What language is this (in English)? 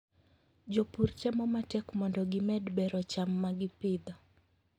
Luo (Kenya and Tanzania)